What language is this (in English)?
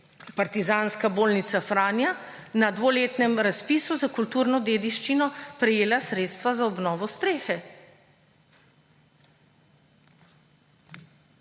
Slovenian